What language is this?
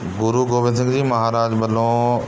Punjabi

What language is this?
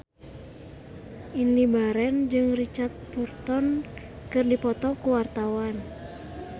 Sundanese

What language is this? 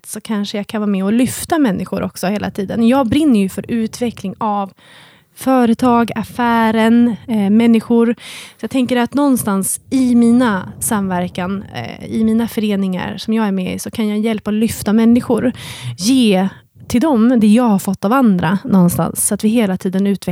Swedish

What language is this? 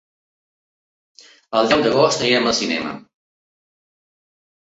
Catalan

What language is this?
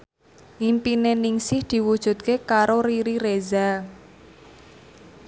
Javanese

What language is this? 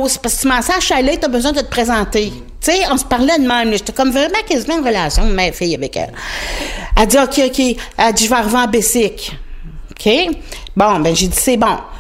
French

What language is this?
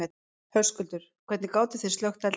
Icelandic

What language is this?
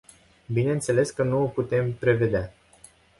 Romanian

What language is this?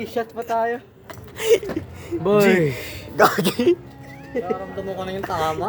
Filipino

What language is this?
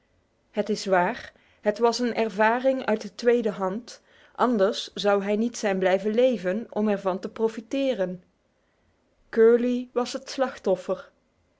Dutch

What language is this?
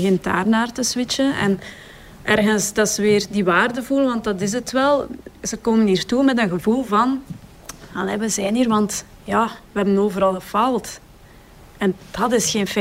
Dutch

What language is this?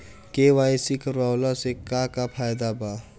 Bhojpuri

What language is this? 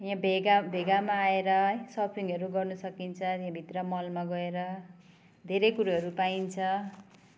Nepali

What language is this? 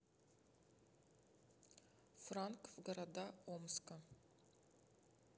Russian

